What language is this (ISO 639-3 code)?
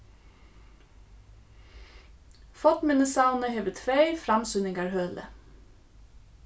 fao